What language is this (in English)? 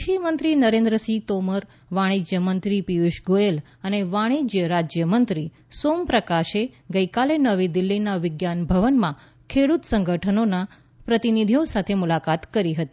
Gujarati